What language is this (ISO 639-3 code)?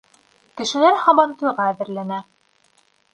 bak